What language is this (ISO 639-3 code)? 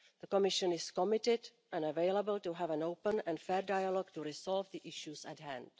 eng